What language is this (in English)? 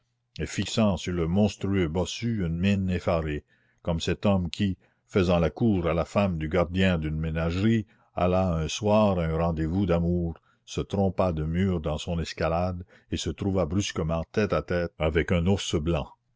French